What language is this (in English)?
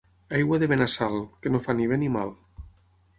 Catalan